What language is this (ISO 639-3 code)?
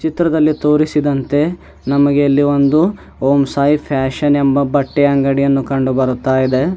kan